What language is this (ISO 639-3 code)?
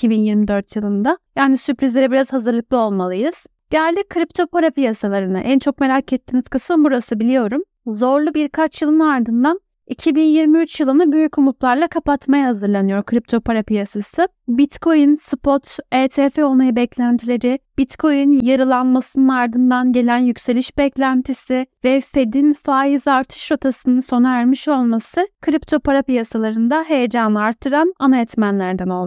tur